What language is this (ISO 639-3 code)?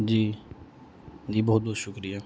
urd